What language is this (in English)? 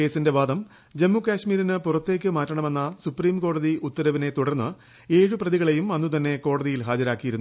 Malayalam